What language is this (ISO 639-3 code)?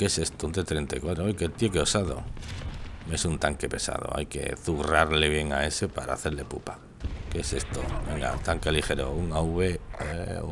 spa